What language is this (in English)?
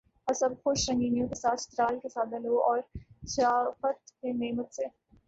Urdu